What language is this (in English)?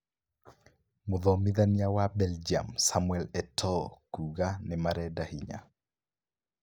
Kikuyu